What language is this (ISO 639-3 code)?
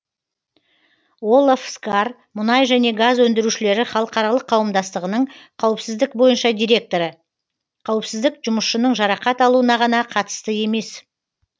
kaz